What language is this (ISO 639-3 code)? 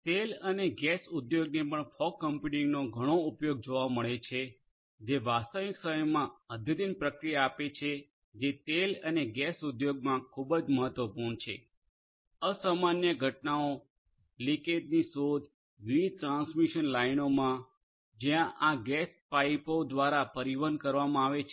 guj